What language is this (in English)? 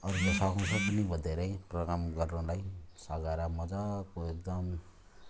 Nepali